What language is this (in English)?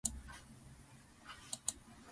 Japanese